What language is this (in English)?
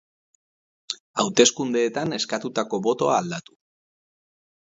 Basque